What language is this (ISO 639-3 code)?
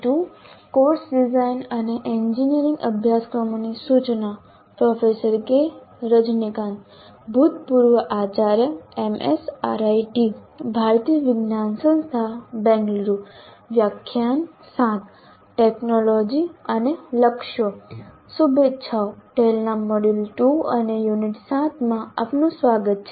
guj